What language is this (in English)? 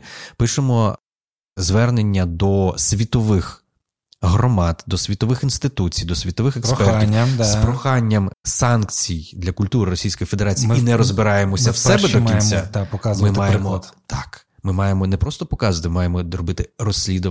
Ukrainian